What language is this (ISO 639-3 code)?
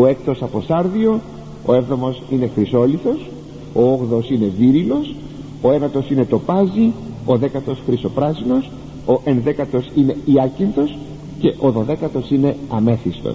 ell